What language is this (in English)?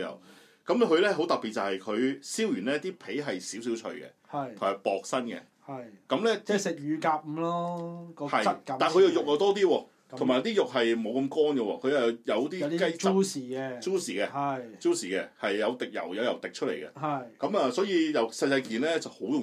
Chinese